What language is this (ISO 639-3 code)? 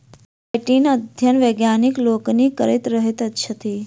mai